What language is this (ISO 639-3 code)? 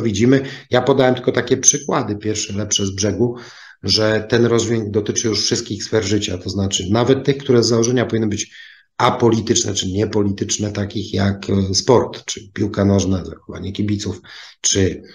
pol